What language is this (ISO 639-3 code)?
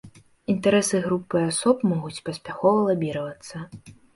bel